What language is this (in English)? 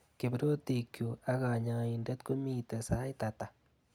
Kalenjin